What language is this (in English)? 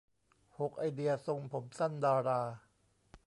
Thai